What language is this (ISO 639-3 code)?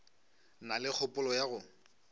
nso